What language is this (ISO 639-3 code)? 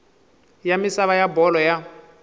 tso